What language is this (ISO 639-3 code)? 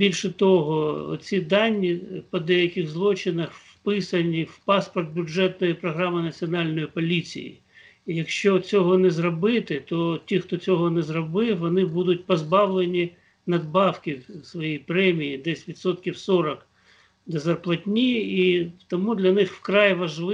ukr